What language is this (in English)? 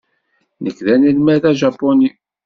Kabyle